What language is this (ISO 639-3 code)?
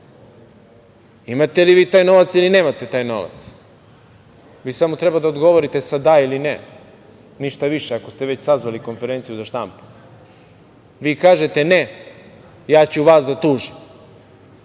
srp